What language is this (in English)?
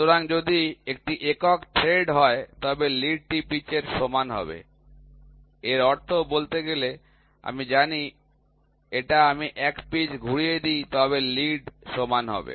Bangla